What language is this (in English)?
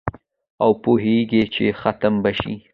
Pashto